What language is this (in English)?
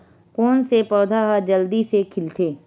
Chhattisgarhi